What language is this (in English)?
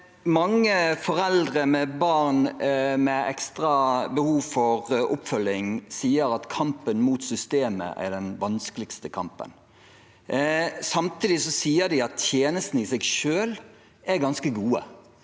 Norwegian